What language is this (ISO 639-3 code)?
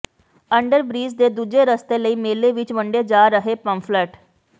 pan